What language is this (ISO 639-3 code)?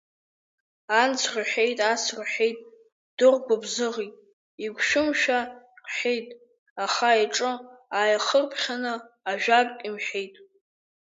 abk